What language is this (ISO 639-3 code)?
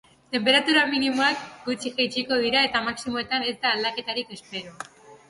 eus